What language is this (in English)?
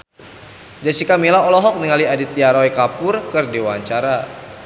Sundanese